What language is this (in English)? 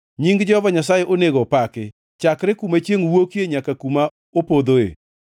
Luo (Kenya and Tanzania)